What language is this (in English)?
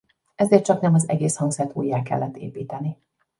Hungarian